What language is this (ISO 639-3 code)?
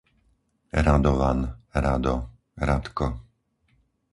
slk